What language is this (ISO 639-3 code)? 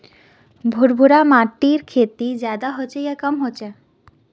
mag